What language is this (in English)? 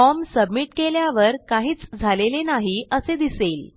Marathi